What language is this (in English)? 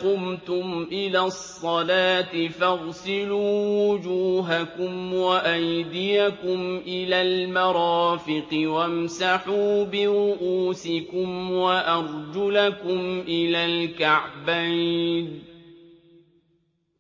Arabic